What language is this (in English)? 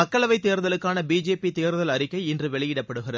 Tamil